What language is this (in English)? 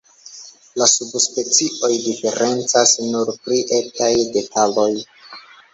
Esperanto